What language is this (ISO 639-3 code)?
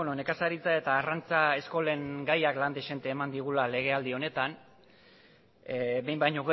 eus